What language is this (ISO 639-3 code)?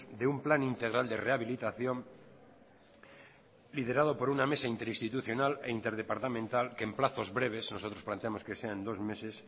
spa